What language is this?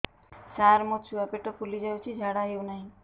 Odia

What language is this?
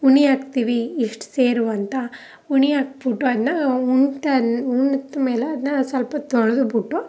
Kannada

